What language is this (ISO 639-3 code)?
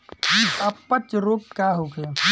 bho